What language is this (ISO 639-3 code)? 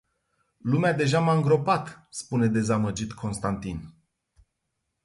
ron